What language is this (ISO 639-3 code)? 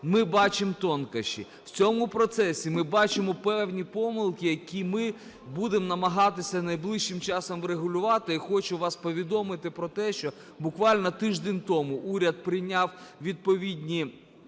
ukr